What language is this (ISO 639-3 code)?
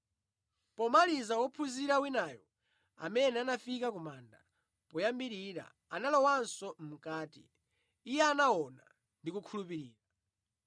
nya